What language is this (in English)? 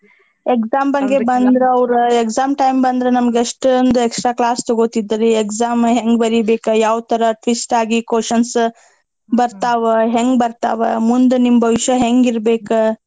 Kannada